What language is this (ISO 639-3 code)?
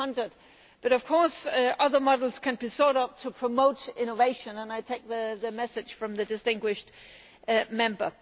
eng